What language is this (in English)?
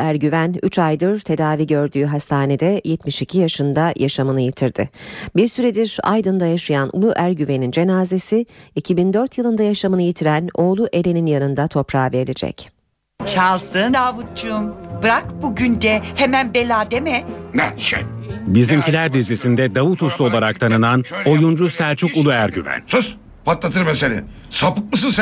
Turkish